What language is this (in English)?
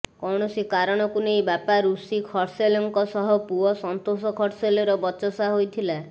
Odia